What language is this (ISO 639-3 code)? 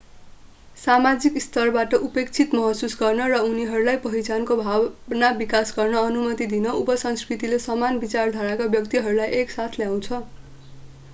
nep